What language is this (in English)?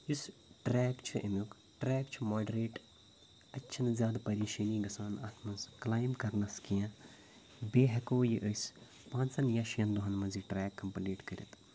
Kashmiri